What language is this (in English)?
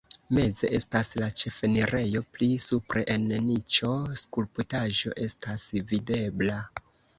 Esperanto